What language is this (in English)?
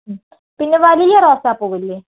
Malayalam